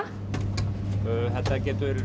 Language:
Icelandic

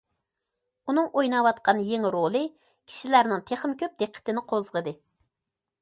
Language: Uyghur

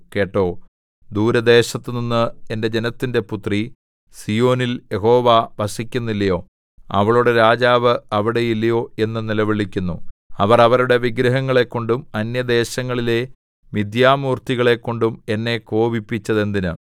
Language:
Malayalam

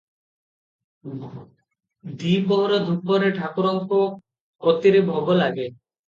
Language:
Odia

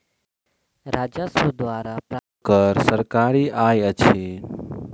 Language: Maithili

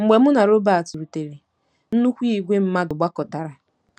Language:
Igbo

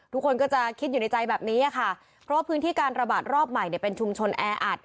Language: Thai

